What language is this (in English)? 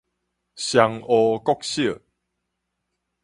Min Nan Chinese